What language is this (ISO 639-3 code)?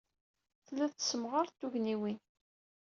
kab